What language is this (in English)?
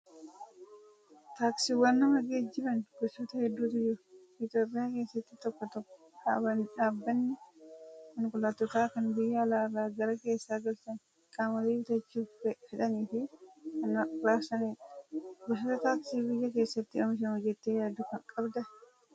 Oromo